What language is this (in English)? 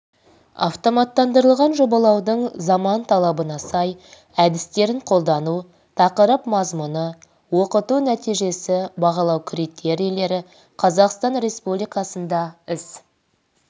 Kazakh